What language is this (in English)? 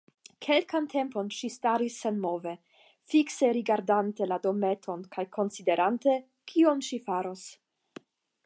Esperanto